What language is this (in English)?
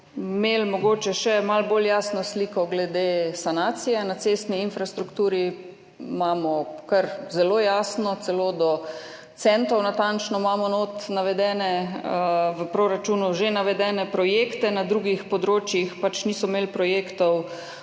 Slovenian